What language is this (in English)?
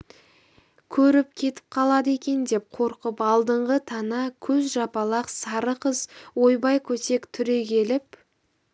Kazakh